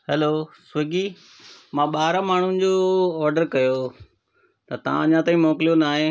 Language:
Sindhi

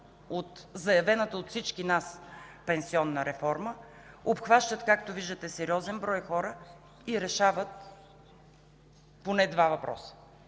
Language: Bulgarian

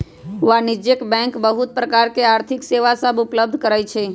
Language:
Magahi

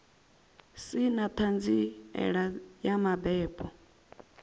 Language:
Venda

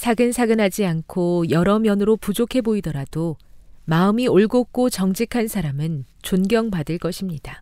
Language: Korean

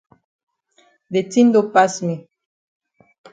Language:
Cameroon Pidgin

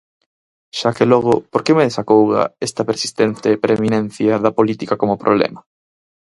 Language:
Galician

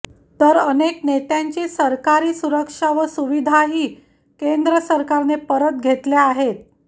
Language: Marathi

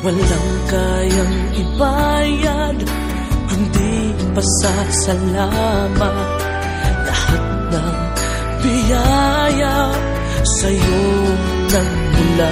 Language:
Filipino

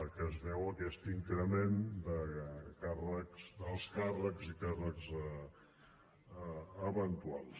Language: Catalan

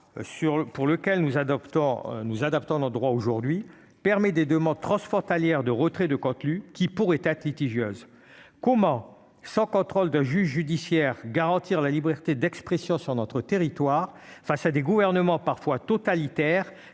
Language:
French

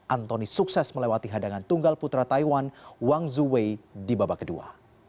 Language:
Indonesian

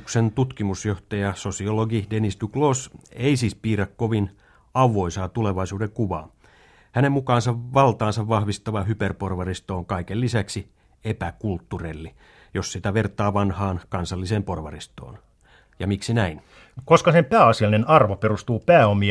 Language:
Finnish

